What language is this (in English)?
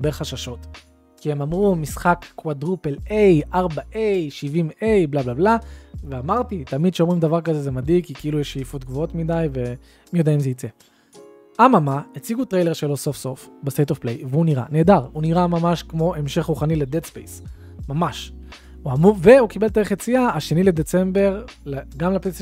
Hebrew